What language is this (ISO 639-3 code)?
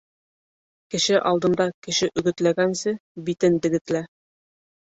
bak